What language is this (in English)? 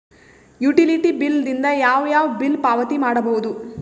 Kannada